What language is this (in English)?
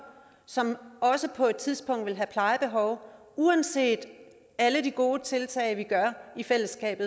Danish